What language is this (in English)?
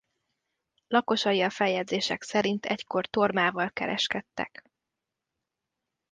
Hungarian